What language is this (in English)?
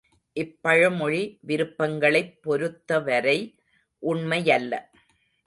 Tamil